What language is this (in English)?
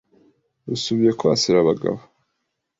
Kinyarwanda